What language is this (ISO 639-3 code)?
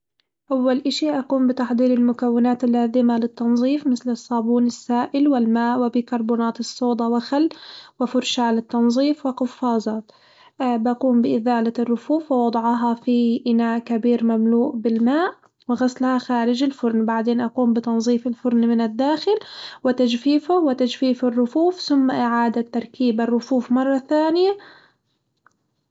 acw